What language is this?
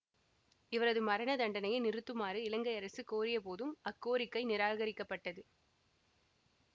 Tamil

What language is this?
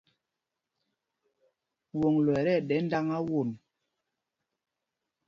Mpumpong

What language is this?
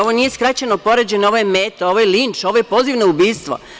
Serbian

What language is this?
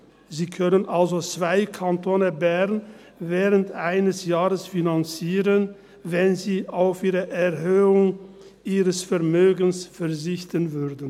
Swiss German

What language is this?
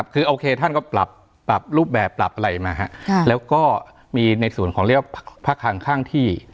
Thai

